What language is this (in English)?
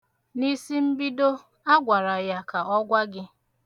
Igbo